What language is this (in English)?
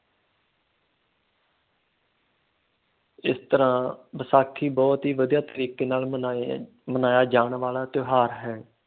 Punjabi